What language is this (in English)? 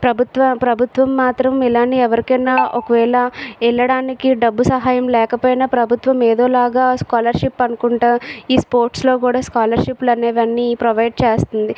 Telugu